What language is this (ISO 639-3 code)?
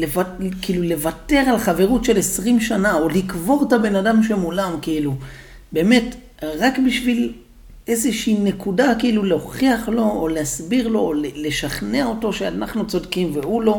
heb